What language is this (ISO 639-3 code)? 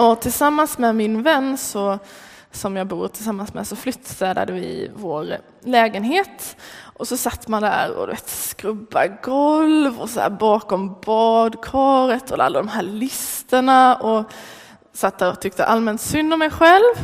swe